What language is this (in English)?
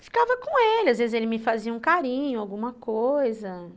Portuguese